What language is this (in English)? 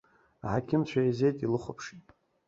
Abkhazian